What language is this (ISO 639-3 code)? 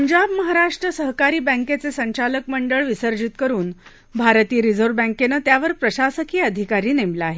mar